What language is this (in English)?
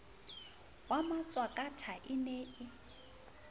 Southern Sotho